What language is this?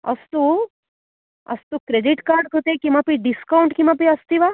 Sanskrit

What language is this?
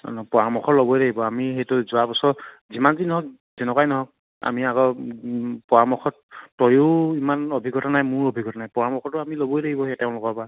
Assamese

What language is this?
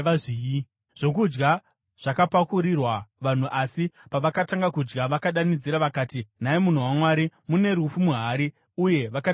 Shona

